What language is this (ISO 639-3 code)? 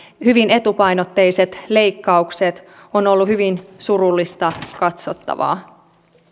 fin